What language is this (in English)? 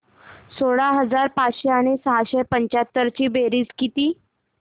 Marathi